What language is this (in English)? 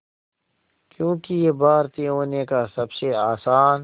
Hindi